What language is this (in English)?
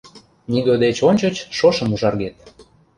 Mari